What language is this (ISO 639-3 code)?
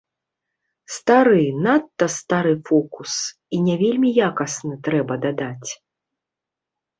bel